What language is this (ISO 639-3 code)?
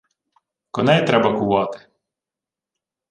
ukr